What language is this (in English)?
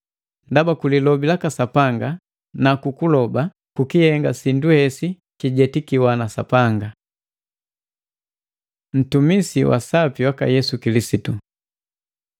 Matengo